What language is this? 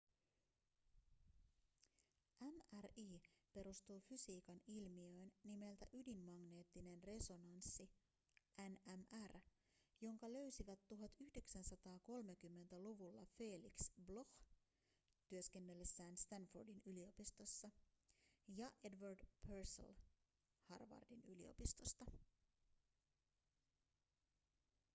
Finnish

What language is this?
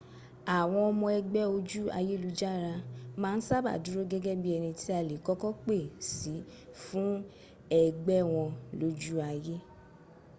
Yoruba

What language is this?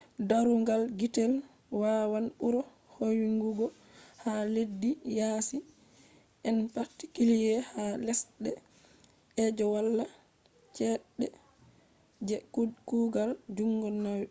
Fula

